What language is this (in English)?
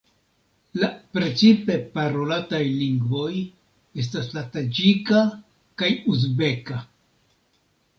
Esperanto